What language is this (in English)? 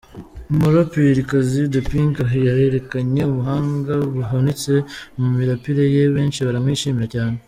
Kinyarwanda